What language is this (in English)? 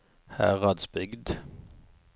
Norwegian